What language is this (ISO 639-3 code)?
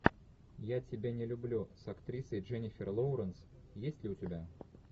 rus